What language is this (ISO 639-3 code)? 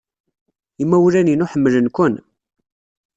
kab